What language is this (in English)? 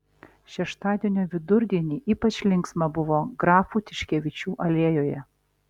Lithuanian